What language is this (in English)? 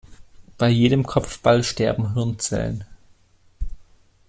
German